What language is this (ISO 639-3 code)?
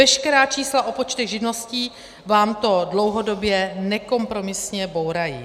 ces